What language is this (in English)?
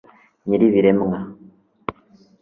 Kinyarwanda